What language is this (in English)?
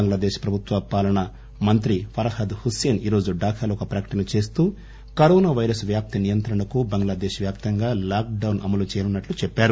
Telugu